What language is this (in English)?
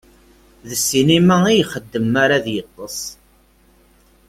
Kabyle